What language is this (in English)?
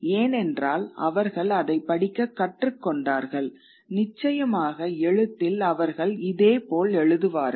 Tamil